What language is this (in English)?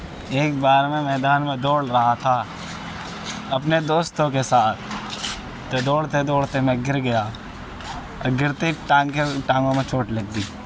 Urdu